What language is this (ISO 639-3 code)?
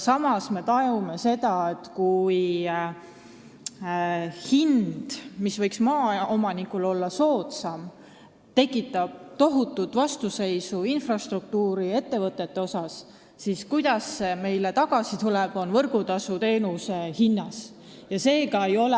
est